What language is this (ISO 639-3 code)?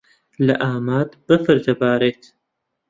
ckb